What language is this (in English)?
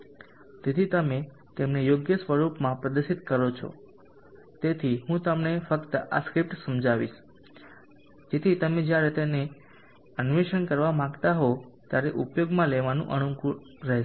Gujarati